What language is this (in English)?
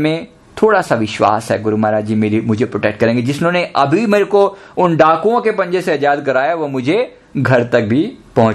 Hindi